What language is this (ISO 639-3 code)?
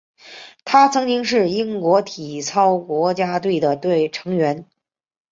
zho